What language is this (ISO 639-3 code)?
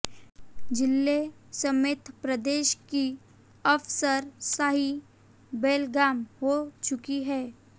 hin